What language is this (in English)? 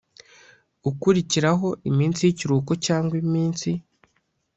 Kinyarwanda